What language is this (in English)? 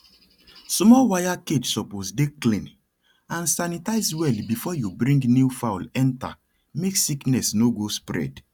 Nigerian Pidgin